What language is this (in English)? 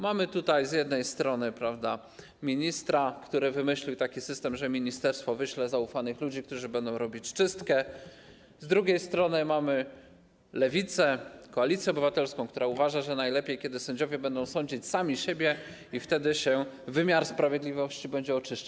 Polish